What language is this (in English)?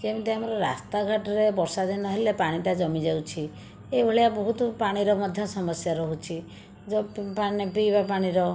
Odia